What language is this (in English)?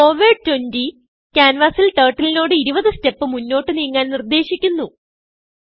Malayalam